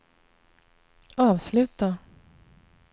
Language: Swedish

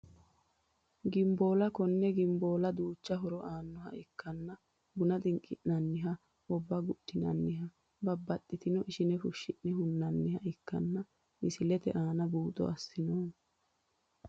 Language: Sidamo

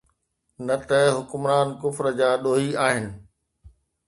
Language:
Sindhi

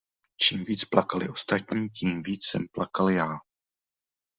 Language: Czech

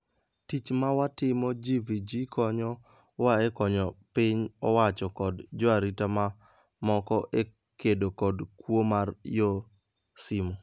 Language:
Luo (Kenya and Tanzania)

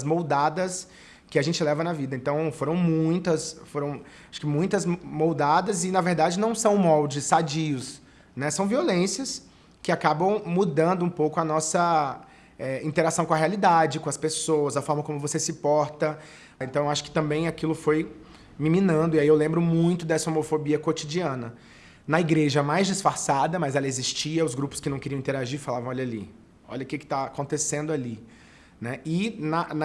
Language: Portuguese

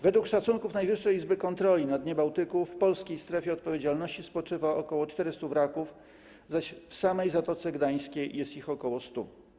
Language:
Polish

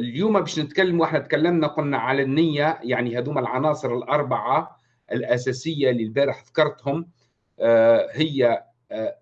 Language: Arabic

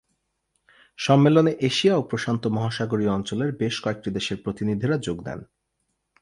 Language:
Bangla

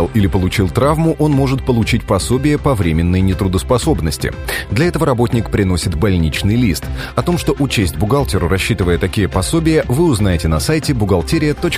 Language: Russian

